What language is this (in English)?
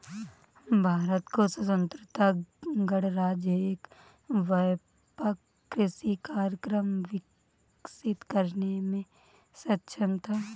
Hindi